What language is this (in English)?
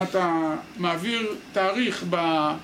Hebrew